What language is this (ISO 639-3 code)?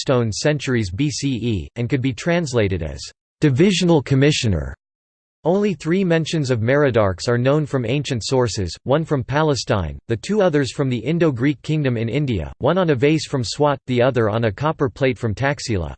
eng